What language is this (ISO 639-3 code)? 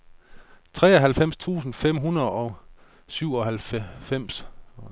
dan